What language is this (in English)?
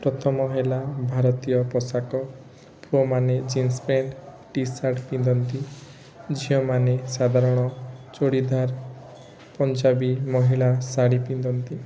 Odia